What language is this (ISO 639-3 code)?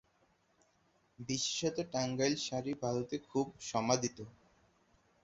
ben